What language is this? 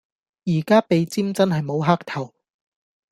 Cantonese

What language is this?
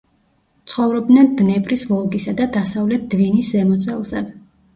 Georgian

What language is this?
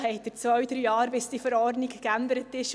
Swiss German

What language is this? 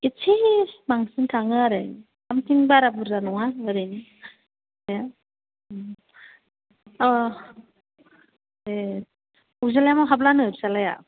Bodo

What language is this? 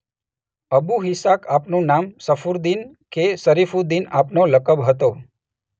Gujarati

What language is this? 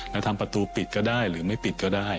Thai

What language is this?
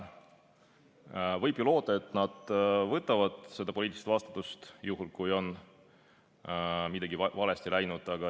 Estonian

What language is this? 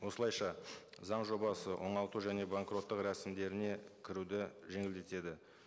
Kazakh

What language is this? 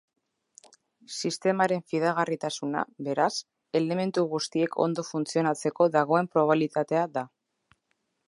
Basque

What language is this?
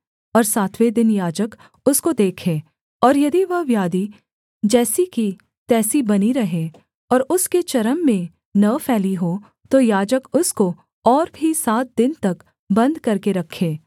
Hindi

